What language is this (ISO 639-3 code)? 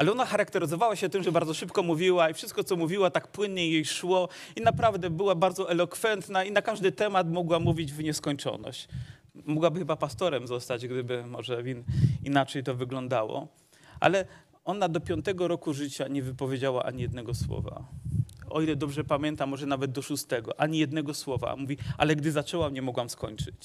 pol